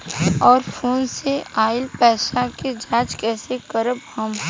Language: Bhojpuri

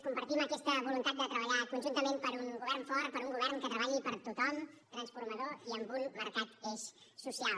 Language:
Catalan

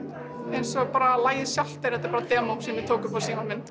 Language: Icelandic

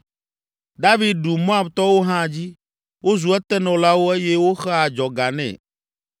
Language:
Ewe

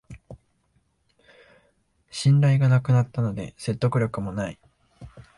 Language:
Japanese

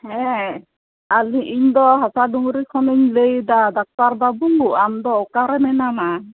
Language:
Santali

